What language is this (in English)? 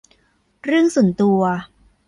Thai